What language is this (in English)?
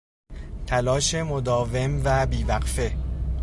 Persian